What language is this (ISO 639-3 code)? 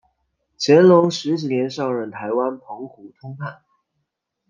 zho